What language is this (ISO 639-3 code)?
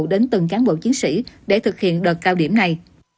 vie